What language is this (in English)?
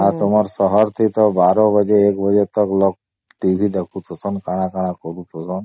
Odia